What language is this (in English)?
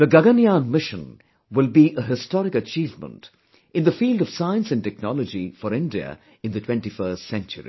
English